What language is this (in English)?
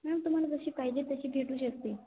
Marathi